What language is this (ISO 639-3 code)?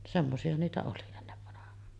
fin